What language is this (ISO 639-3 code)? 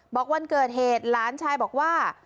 tha